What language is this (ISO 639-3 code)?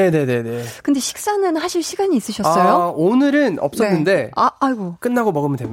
kor